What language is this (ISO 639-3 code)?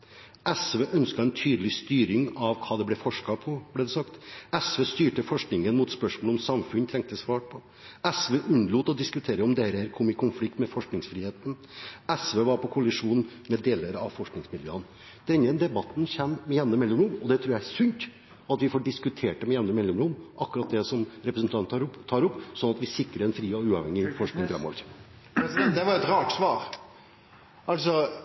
nor